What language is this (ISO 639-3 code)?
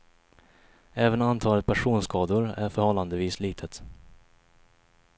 swe